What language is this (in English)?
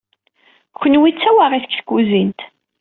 Kabyle